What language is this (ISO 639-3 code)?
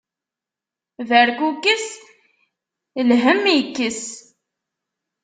kab